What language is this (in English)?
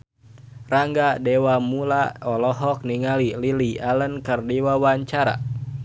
Sundanese